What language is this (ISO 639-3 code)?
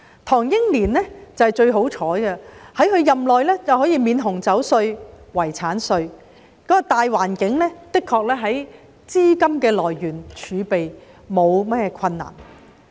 yue